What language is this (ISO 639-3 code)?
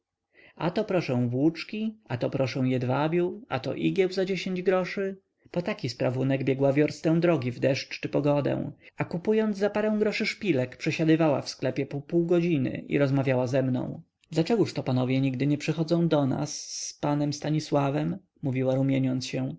pol